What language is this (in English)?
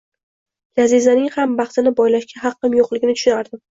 Uzbek